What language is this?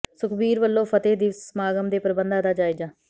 Punjabi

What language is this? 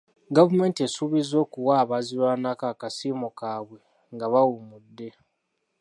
Ganda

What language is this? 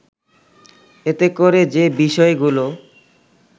Bangla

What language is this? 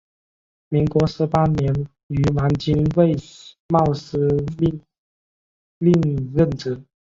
Chinese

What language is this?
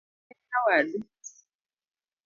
Luo (Kenya and Tanzania)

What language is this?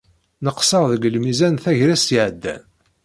Kabyle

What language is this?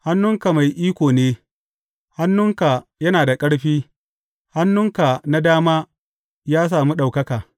Hausa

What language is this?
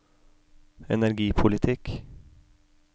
Norwegian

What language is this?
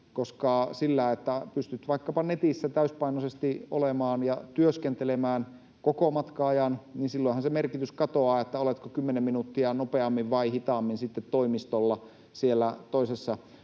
Finnish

